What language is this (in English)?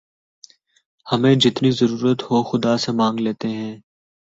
Urdu